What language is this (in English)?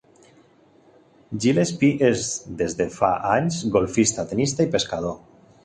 Catalan